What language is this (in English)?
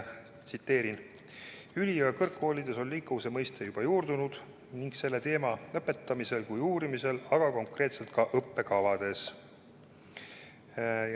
Estonian